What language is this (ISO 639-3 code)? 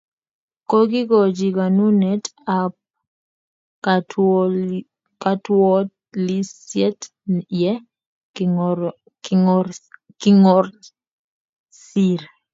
kln